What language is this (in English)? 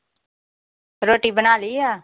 Punjabi